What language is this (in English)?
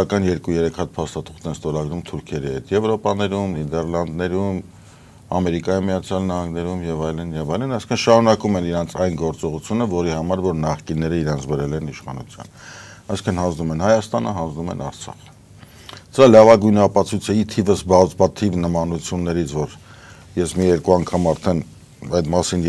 Romanian